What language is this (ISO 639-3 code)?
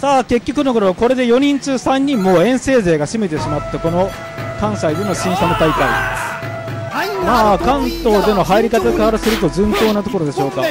jpn